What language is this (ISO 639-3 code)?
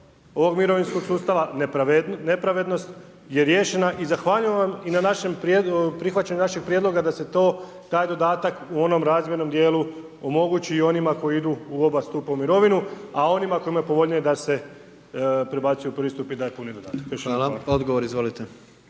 hrv